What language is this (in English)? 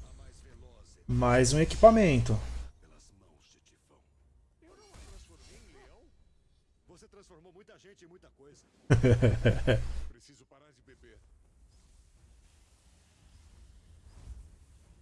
Portuguese